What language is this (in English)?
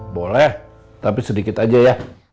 Indonesian